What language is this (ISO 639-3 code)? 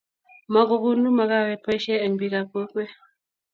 kln